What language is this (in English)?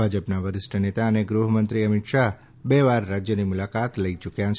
Gujarati